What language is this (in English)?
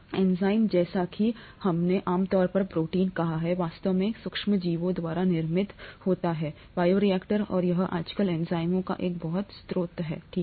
Hindi